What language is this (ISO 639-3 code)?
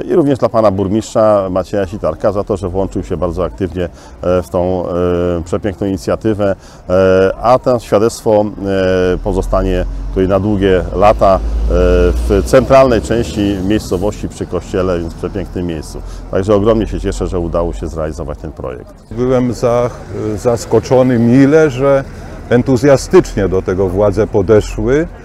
pol